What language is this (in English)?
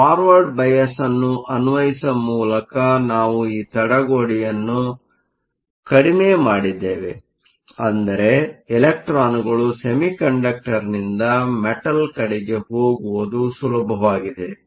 Kannada